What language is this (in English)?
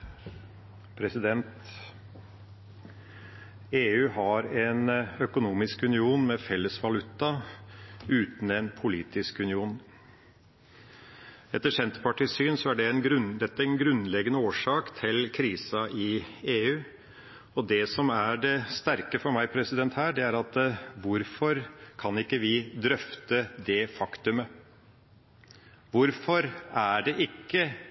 Norwegian Bokmål